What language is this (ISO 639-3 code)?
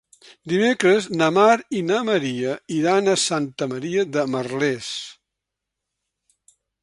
cat